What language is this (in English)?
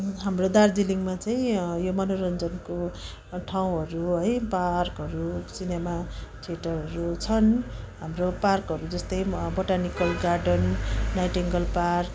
Nepali